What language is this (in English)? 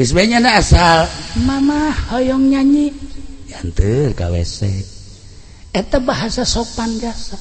Indonesian